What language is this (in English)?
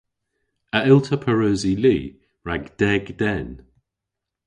Cornish